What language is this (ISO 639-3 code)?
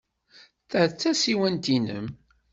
kab